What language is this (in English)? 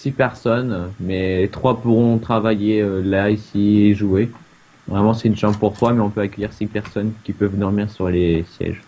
French